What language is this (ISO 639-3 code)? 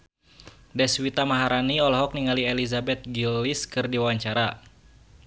sun